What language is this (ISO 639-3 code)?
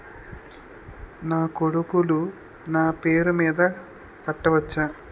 tel